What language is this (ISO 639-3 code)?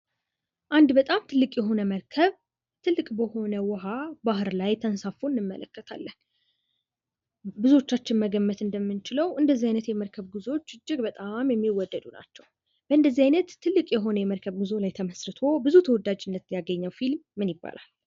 amh